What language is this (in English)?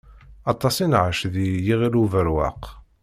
Kabyle